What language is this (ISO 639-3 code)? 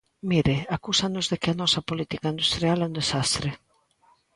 glg